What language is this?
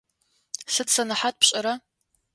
Adyghe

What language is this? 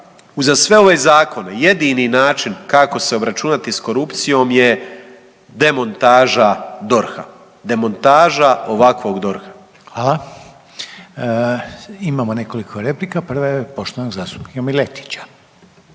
Croatian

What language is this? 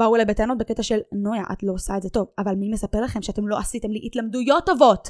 Hebrew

